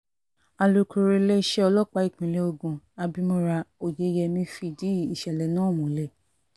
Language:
Yoruba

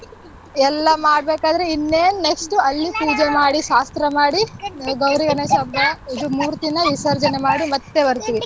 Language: Kannada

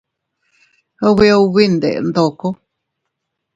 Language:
Teutila Cuicatec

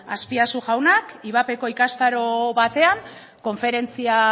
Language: Basque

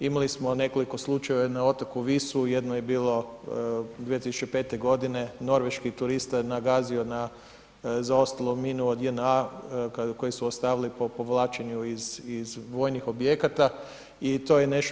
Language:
Croatian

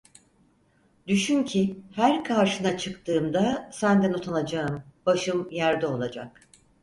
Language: Turkish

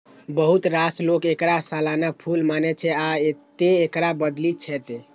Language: Maithili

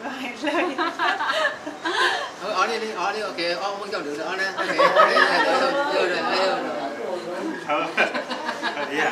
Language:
Vietnamese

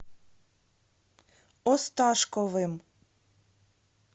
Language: Russian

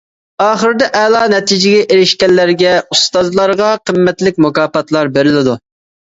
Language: Uyghur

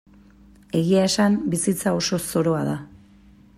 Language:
Basque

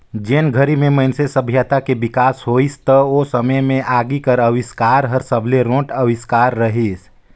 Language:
Chhattisgarhi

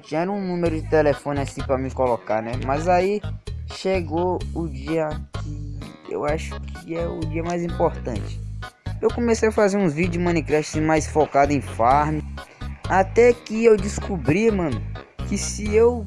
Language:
Portuguese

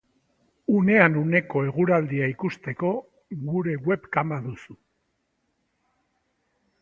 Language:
Basque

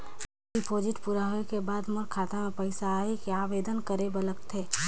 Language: Chhattisgarhi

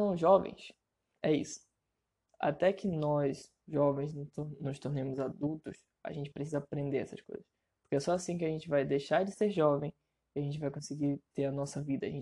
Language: Portuguese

